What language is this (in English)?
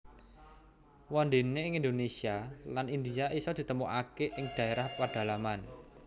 Javanese